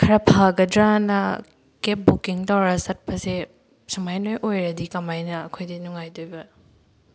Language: Manipuri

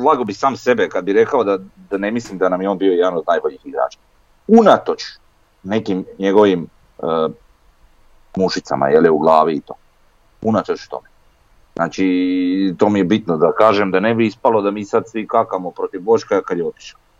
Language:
Croatian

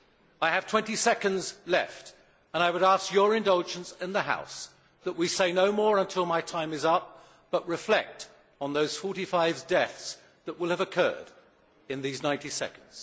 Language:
English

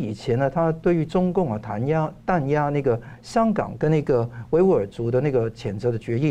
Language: Chinese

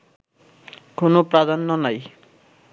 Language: Bangla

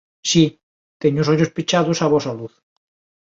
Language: Galician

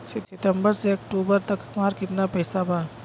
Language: Bhojpuri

